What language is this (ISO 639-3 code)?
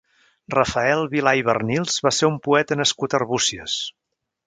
cat